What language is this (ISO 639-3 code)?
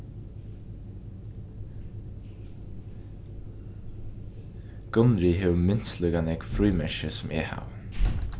fao